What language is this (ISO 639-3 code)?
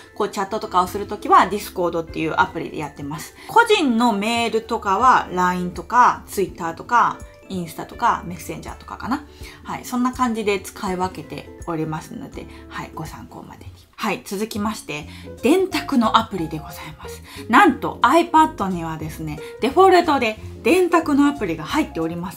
jpn